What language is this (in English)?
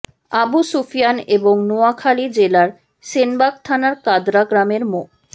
Bangla